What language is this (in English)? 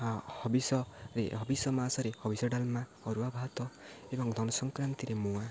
Odia